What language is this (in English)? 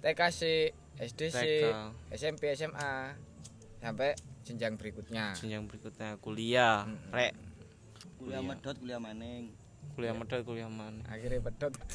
Indonesian